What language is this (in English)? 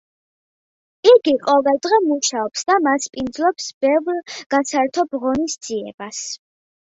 Georgian